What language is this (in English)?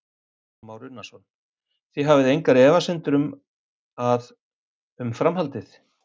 Icelandic